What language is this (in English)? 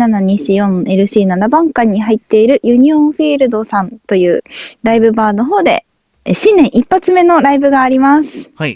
Japanese